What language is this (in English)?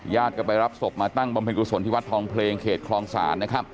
Thai